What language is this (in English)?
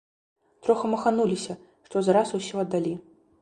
Belarusian